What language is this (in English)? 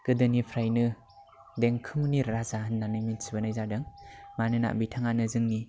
Bodo